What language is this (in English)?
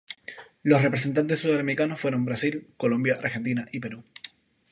Spanish